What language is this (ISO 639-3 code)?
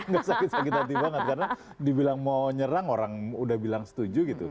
ind